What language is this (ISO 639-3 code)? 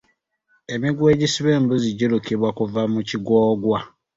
lug